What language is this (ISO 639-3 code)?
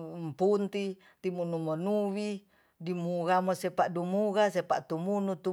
txs